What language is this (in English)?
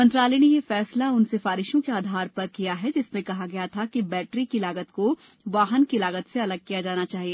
Hindi